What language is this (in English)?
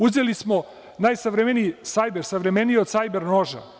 Serbian